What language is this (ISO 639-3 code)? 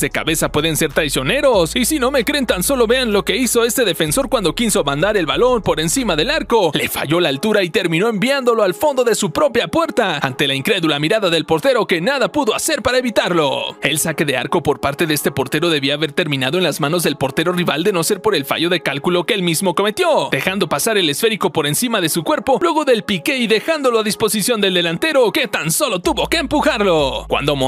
spa